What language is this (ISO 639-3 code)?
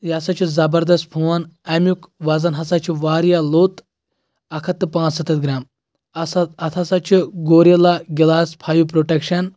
kas